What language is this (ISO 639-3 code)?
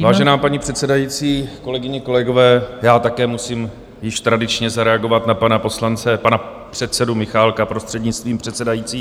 ces